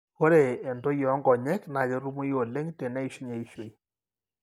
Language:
Masai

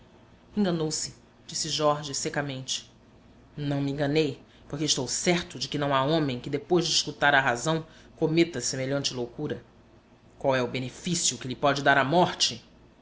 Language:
Portuguese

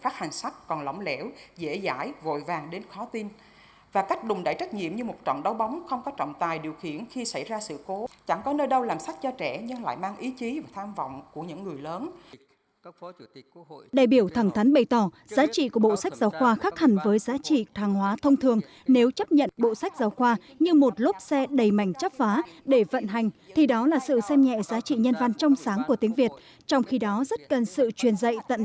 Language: Vietnamese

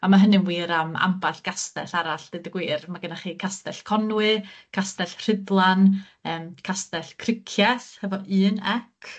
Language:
Welsh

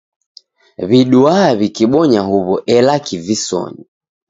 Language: Taita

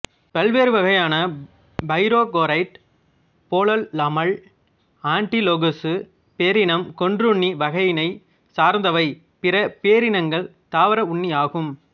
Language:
Tamil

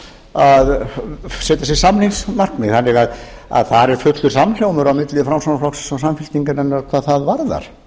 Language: Icelandic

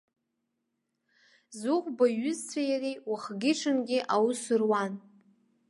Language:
Abkhazian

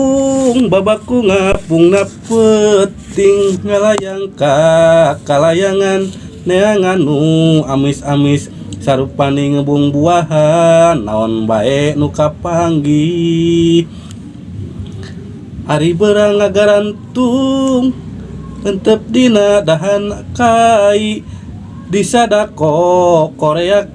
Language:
Indonesian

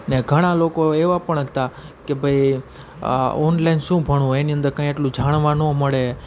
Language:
Gujarati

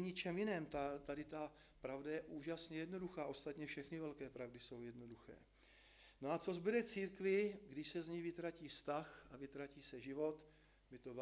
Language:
Czech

